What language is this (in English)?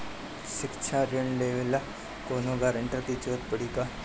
Bhojpuri